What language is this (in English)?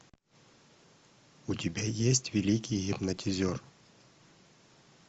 Russian